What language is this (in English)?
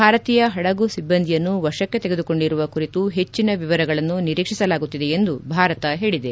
Kannada